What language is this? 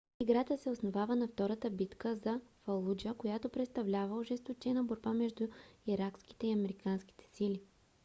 Bulgarian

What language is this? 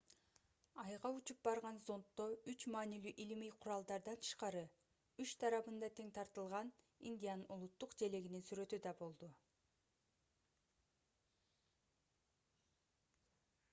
Kyrgyz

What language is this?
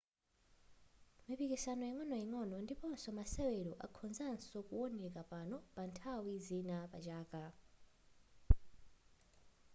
Nyanja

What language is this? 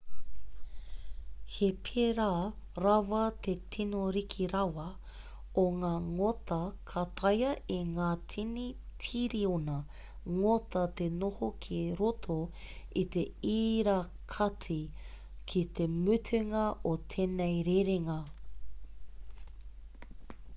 Māori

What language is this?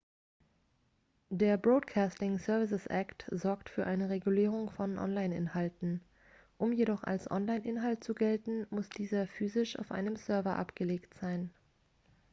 German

